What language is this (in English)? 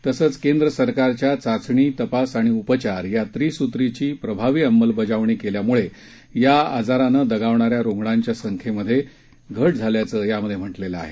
Marathi